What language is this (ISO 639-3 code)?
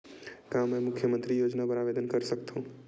hne